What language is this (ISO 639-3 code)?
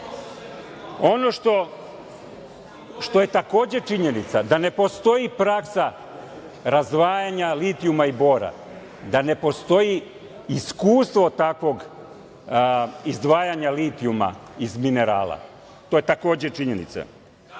srp